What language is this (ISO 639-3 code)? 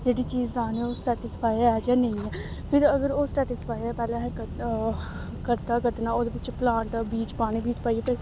doi